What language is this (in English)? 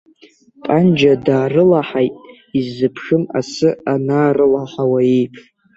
Abkhazian